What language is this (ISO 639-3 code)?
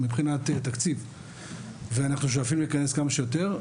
heb